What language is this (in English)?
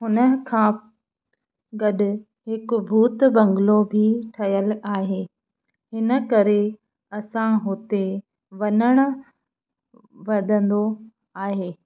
Sindhi